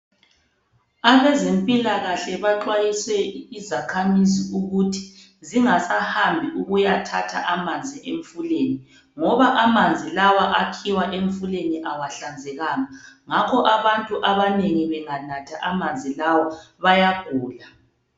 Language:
North Ndebele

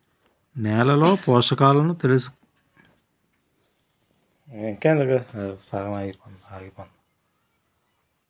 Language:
Telugu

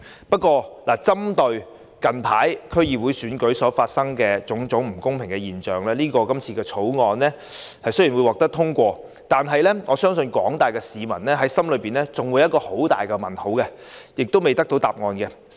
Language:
Cantonese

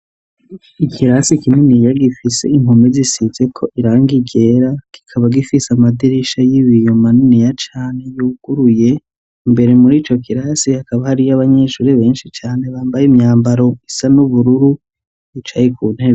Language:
Rundi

